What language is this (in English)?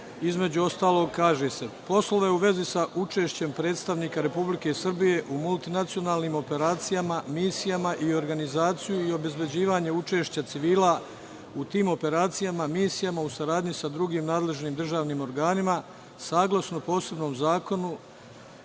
Serbian